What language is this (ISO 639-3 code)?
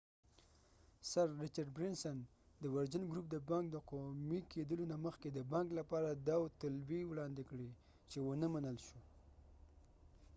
pus